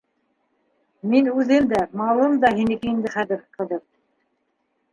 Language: Bashkir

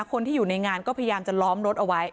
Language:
Thai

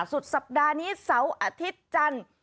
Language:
Thai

